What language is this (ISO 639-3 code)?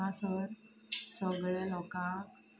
kok